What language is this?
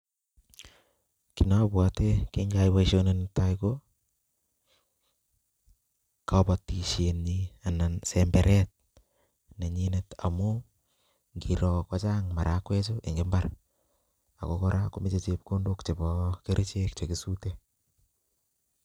Kalenjin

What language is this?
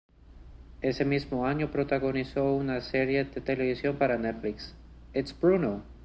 Spanish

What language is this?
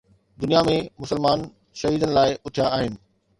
Sindhi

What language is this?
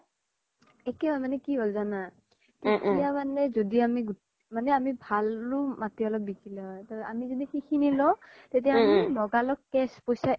Assamese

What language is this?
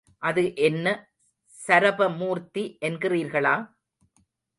Tamil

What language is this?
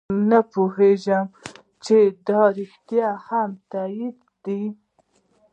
Pashto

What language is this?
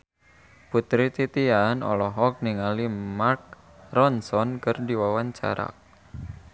Sundanese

